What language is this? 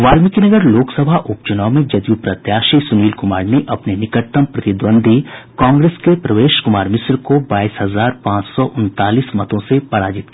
Hindi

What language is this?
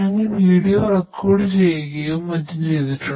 Malayalam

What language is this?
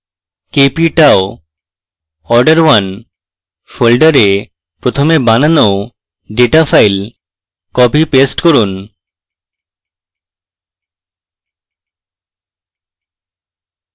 Bangla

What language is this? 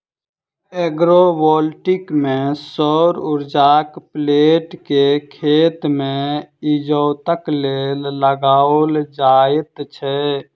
Maithili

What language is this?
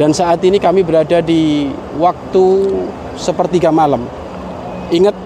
Indonesian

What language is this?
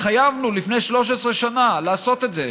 Hebrew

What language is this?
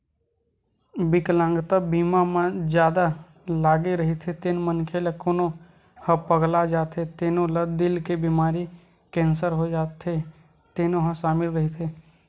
Chhattisgarhi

